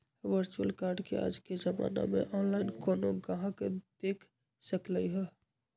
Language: Magahi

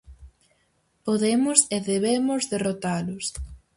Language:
Galician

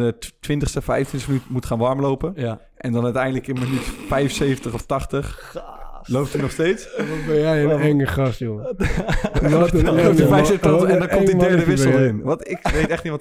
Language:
Dutch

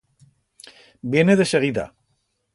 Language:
Aragonese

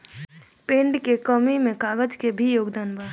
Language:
Bhojpuri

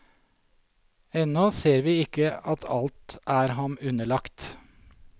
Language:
Norwegian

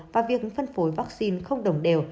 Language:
Vietnamese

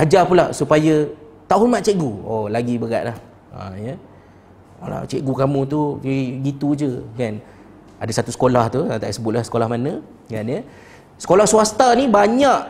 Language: Malay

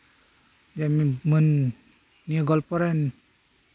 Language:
Santali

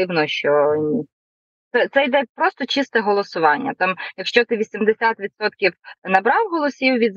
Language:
Ukrainian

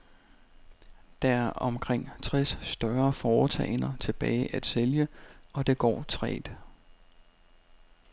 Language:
Danish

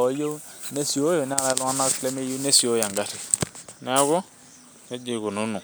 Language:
Masai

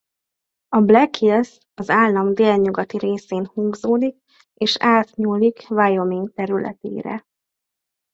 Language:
Hungarian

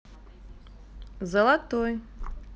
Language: Russian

